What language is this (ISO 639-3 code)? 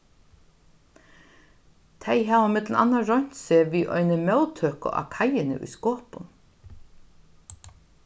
fao